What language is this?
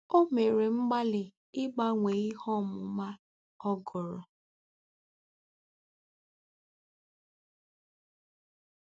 Igbo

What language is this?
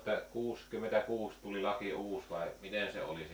Finnish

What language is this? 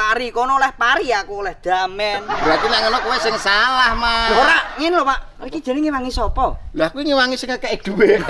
Indonesian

